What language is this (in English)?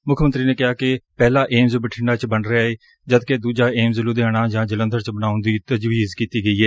Punjabi